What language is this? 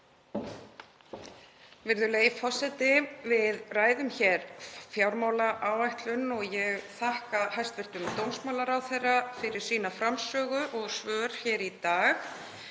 Icelandic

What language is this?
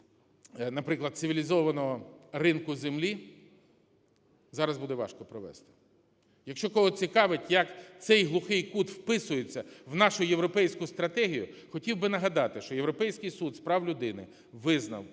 Ukrainian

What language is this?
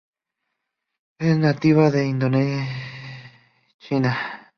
Spanish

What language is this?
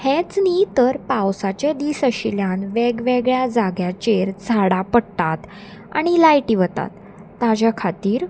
Konkani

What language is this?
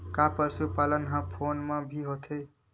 Chhattisgarhi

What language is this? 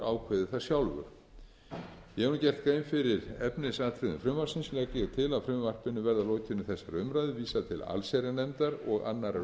Icelandic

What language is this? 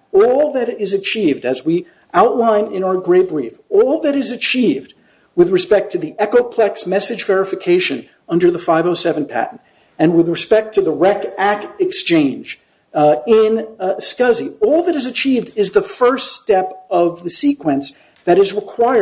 English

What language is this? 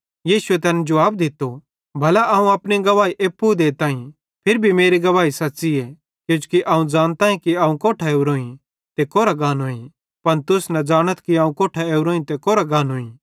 Bhadrawahi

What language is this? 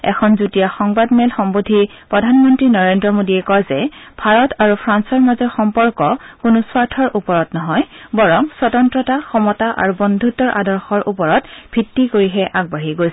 Assamese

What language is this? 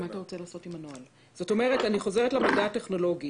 Hebrew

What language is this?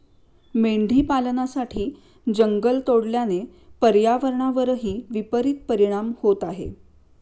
Marathi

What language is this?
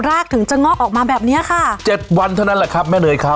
Thai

